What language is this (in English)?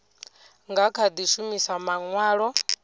Venda